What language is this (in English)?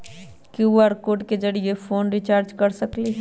Magahi